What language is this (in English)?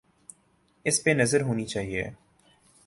Urdu